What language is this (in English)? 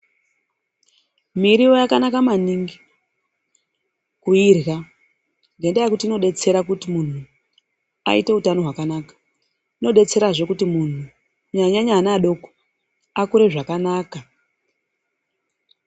Ndau